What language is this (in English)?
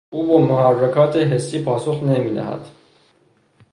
Persian